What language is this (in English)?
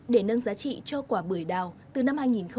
Vietnamese